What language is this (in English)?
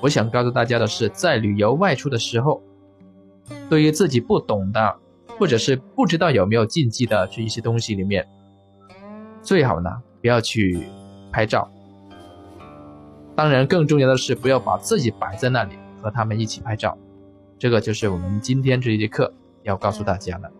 Chinese